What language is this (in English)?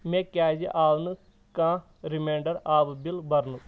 Kashmiri